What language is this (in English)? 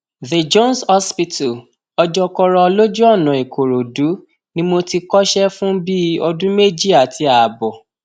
Yoruba